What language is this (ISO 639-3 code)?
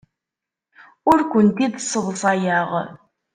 kab